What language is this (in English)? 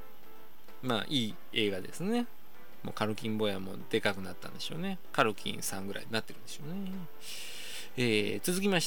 Japanese